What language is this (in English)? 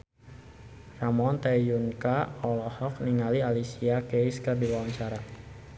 Sundanese